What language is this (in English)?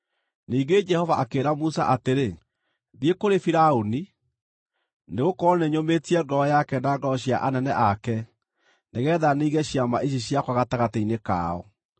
Kikuyu